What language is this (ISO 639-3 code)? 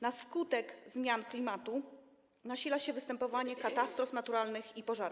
pol